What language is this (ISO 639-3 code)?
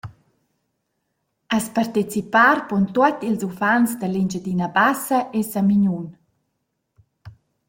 roh